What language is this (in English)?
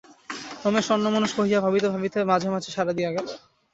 Bangla